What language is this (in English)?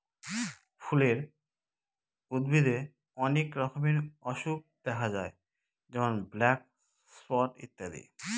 Bangla